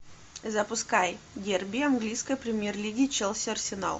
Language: Russian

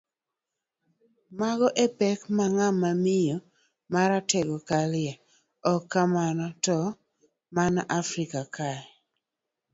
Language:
Luo (Kenya and Tanzania)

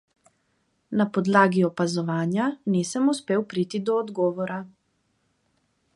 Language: Slovenian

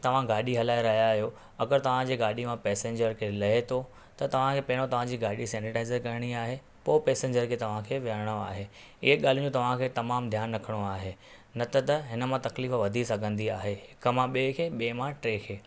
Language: Sindhi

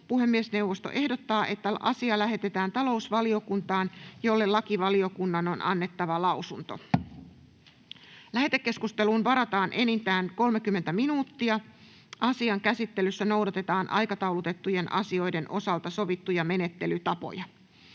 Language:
Finnish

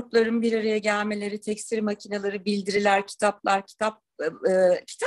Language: Turkish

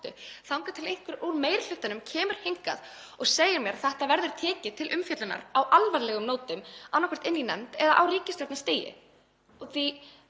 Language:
Icelandic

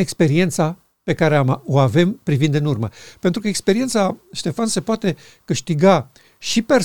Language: Romanian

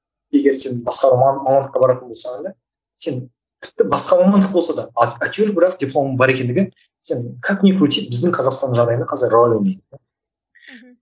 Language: Kazakh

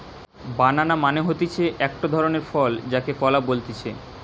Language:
Bangla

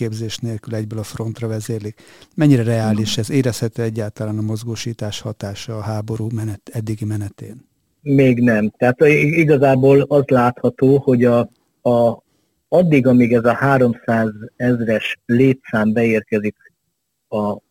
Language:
Hungarian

